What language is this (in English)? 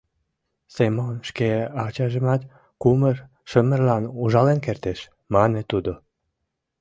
Mari